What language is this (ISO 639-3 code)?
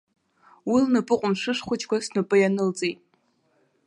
abk